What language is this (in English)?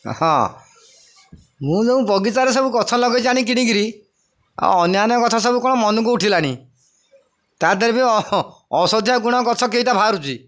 Odia